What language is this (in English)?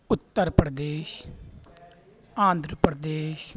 Urdu